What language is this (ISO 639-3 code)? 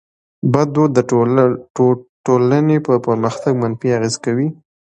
pus